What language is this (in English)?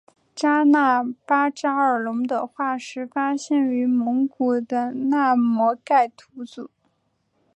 Chinese